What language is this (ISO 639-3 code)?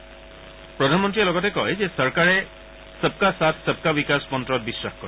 asm